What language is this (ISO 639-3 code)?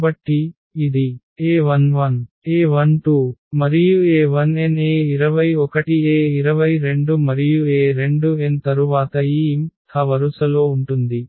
tel